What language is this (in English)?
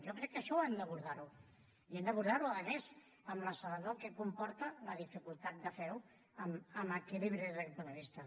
Catalan